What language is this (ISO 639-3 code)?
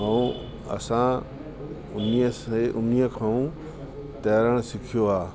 snd